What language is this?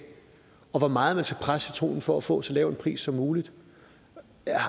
Danish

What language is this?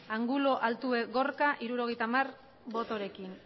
Basque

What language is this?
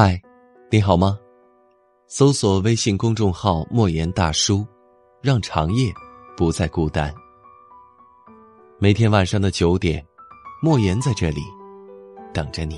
Chinese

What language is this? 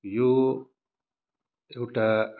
Nepali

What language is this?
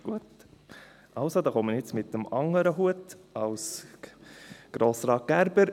Swiss German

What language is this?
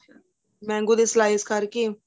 Punjabi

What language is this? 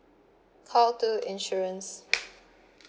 English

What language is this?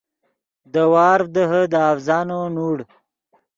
Yidgha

